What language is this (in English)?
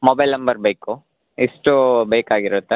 Kannada